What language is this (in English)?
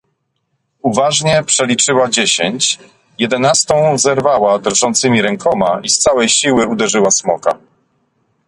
Polish